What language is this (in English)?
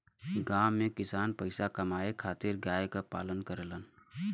Bhojpuri